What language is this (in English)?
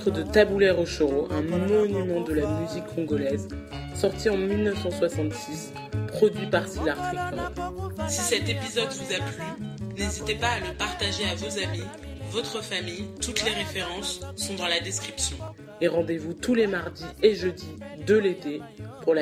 French